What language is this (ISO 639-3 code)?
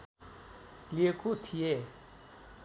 nep